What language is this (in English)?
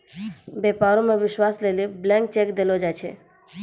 Maithili